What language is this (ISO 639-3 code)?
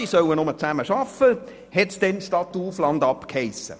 gsw